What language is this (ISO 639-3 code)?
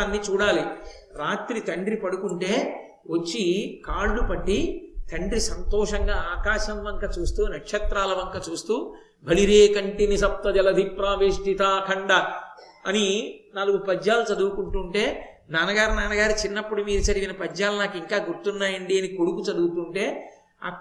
tel